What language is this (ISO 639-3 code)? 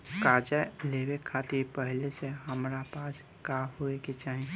bho